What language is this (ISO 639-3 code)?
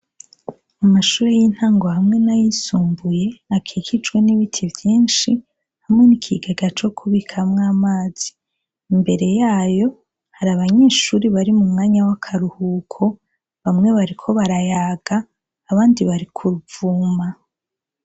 run